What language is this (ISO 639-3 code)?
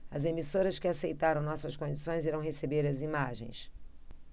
por